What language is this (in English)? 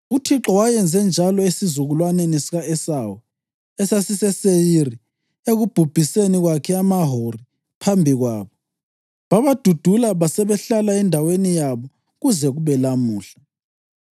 North Ndebele